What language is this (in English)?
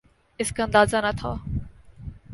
Urdu